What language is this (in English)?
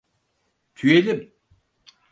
Turkish